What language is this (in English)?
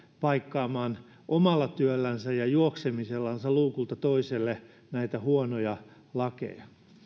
Finnish